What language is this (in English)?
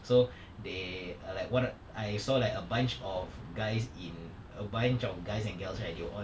English